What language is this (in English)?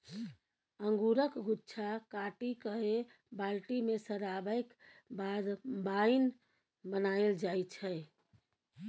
Maithili